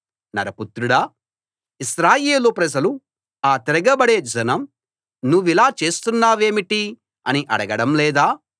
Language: Telugu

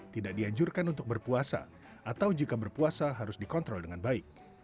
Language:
Indonesian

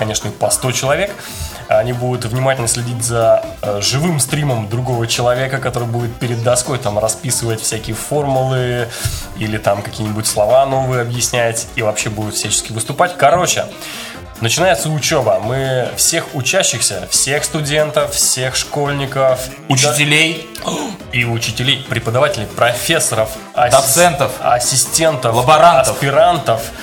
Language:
Russian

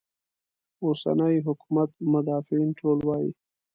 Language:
Pashto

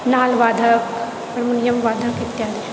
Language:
Maithili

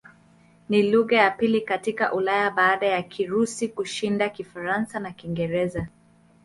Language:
Swahili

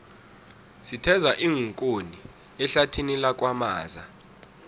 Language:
South Ndebele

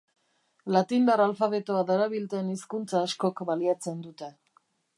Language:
Basque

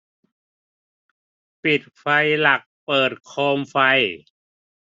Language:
Thai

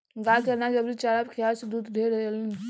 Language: Bhojpuri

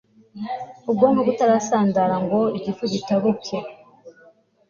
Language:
Kinyarwanda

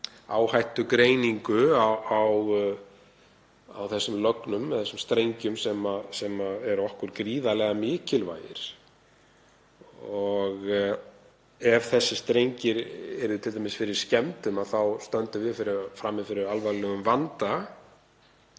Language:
Icelandic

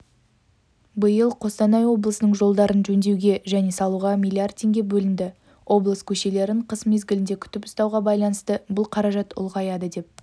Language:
Kazakh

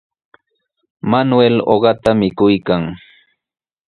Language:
Sihuas Ancash Quechua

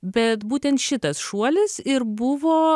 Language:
Lithuanian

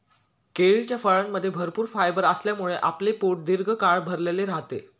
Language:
Marathi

